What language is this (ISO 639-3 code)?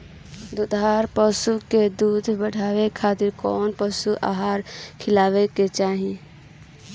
bho